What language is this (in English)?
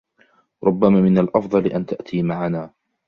Arabic